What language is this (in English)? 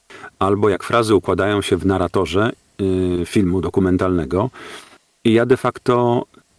Polish